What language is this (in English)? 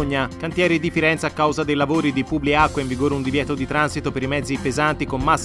Italian